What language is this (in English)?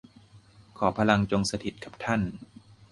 Thai